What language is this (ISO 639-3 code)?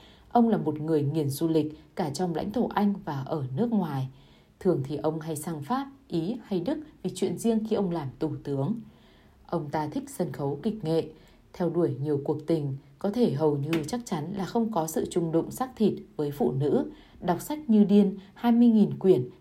vie